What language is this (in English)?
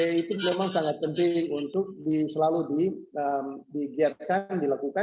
Indonesian